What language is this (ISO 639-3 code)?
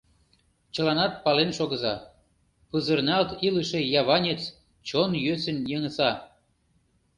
chm